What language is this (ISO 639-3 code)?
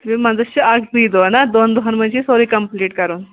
kas